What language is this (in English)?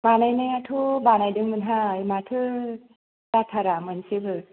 Bodo